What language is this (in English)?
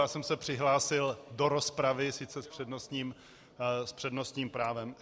Czech